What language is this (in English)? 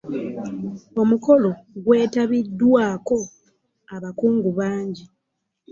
Ganda